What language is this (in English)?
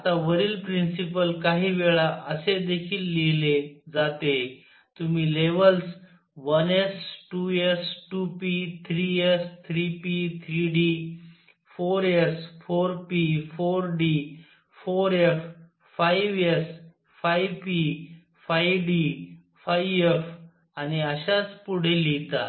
Marathi